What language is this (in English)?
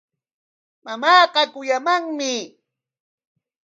Corongo Ancash Quechua